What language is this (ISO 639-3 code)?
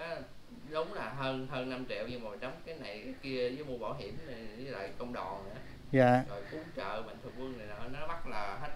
vie